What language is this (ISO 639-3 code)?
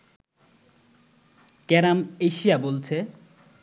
ben